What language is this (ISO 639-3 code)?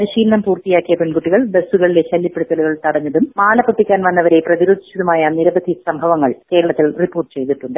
mal